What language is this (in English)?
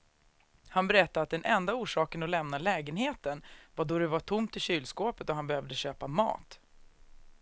Swedish